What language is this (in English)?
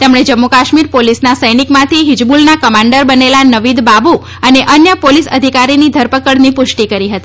Gujarati